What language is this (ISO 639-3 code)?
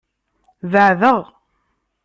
kab